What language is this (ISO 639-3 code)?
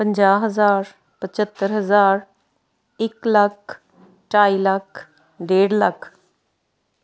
pan